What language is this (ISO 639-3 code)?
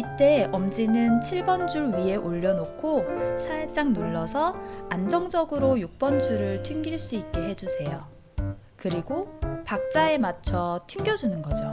kor